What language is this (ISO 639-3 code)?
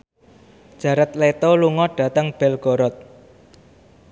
jav